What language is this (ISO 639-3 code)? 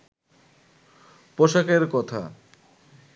ben